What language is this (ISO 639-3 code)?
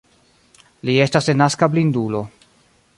epo